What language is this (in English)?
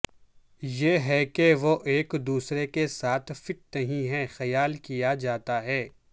Urdu